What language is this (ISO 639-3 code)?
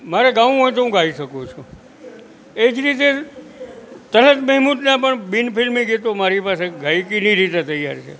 guj